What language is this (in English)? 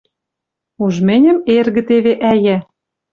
Western Mari